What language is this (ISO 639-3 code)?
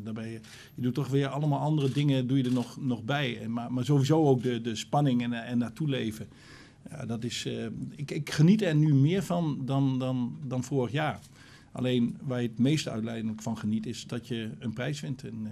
nld